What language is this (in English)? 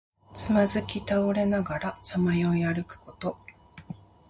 Japanese